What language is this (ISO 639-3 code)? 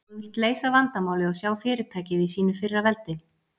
isl